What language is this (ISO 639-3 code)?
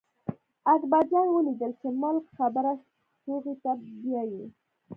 pus